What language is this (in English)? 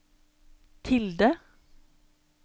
Norwegian